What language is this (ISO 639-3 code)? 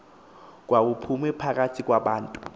xho